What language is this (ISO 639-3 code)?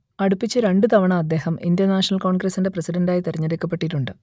mal